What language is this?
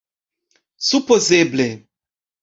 Esperanto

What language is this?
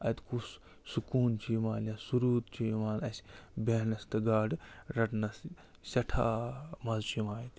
Kashmiri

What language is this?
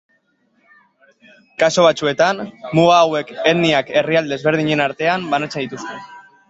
Basque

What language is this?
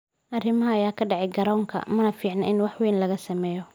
Somali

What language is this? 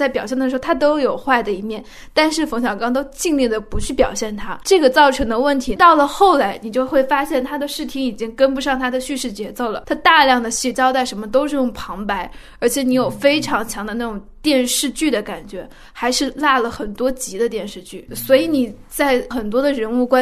Chinese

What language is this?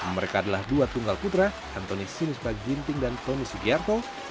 Indonesian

